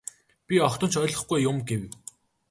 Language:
Mongolian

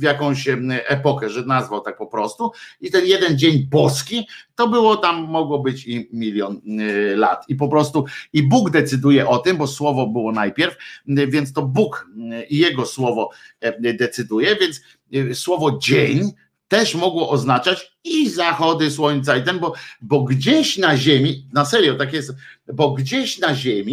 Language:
Polish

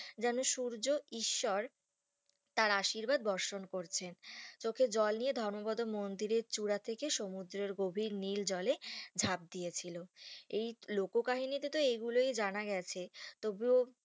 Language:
Bangla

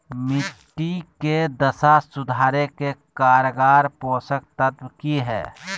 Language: Magahi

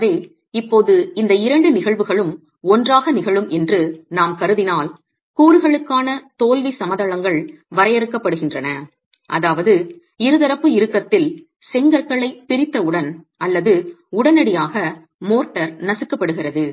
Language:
Tamil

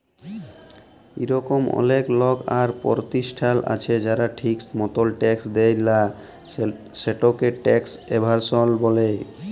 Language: Bangla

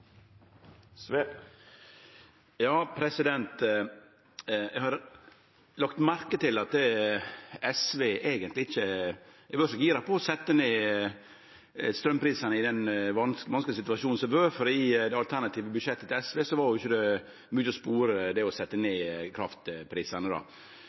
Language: Norwegian Nynorsk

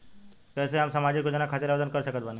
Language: Bhojpuri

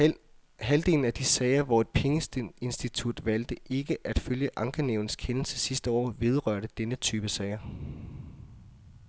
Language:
Danish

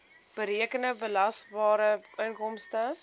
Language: Afrikaans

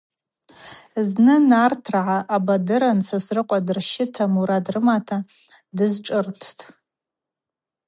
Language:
Abaza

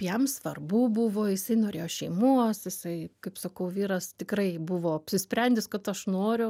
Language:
Lithuanian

